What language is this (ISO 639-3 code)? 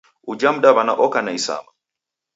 dav